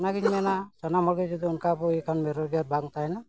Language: Santali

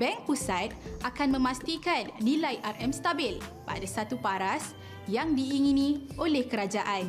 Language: Malay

